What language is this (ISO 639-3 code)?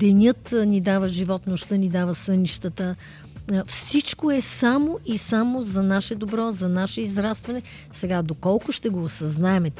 bul